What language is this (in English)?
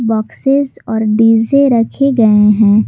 Hindi